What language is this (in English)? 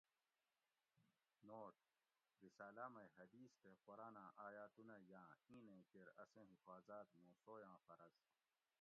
Gawri